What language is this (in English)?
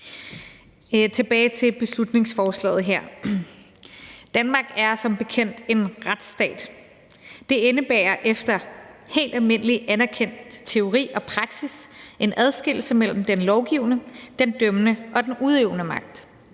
Danish